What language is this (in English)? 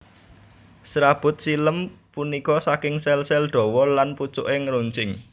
Javanese